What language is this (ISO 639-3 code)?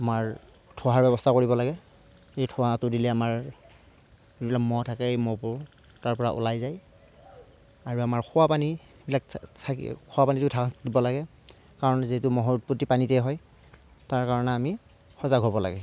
asm